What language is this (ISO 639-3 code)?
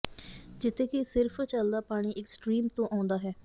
pan